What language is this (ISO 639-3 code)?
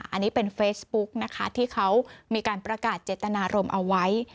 tha